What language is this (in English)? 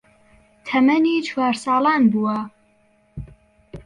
Central Kurdish